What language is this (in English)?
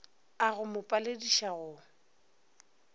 Northern Sotho